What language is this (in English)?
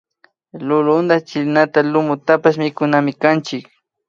Imbabura Highland Quichua